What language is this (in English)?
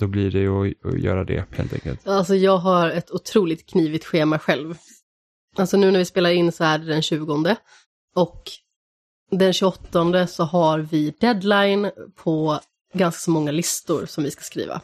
Swedish